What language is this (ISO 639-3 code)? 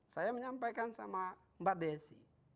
ind